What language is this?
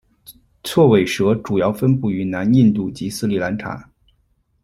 Chinese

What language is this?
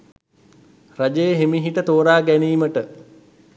Sinhala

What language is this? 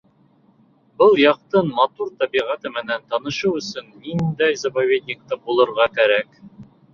Bashkir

